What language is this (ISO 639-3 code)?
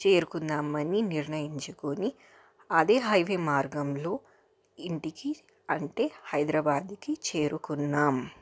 tel